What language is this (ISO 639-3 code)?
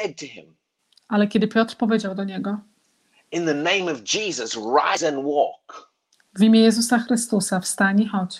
pol